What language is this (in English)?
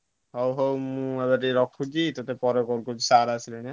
Odia